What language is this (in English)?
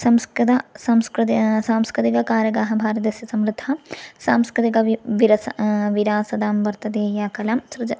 Sanskrit